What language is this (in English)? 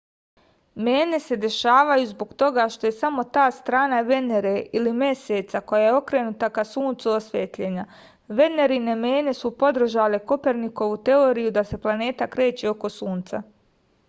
Serbian